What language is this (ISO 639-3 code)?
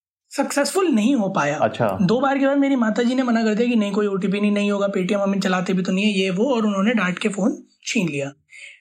hin